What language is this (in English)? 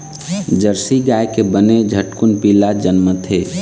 Chhattisgarhi